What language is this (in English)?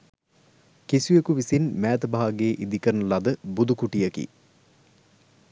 Sinhala